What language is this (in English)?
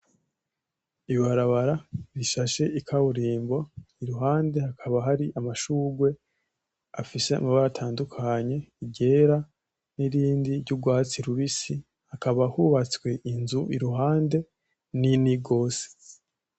Rundi